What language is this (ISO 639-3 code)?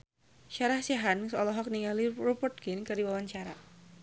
sun